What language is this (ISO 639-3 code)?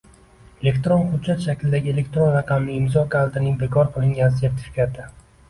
uzb